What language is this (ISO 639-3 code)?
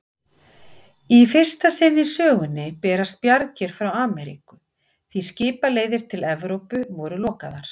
isl